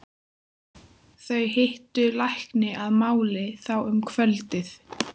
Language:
Icelandic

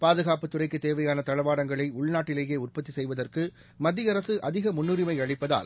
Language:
Tamil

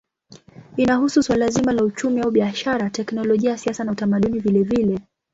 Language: Swahili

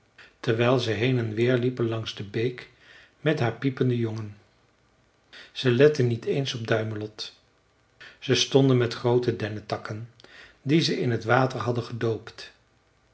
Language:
Dutch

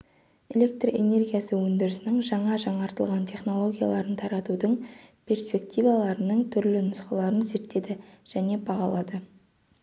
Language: Kazakh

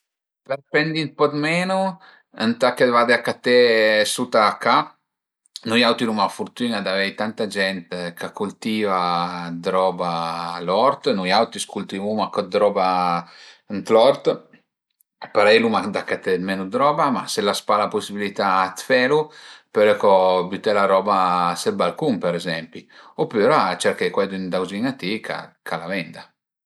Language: Piedmontese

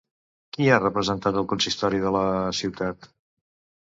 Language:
Catalan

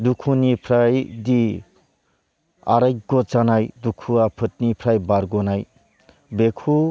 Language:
Bodo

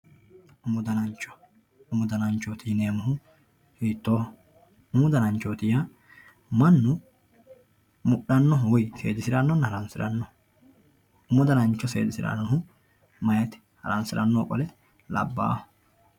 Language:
Sidamo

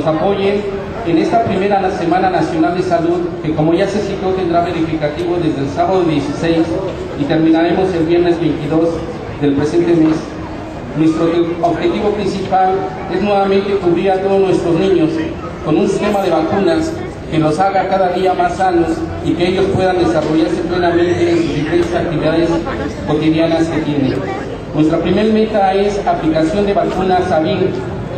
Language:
Spanish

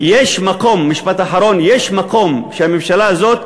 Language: Hebrew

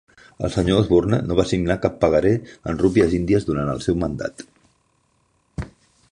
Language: Catalan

